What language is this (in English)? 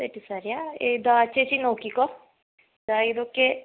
Malayalam